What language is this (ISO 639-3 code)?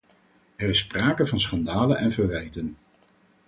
nld